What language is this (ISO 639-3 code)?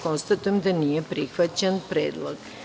srp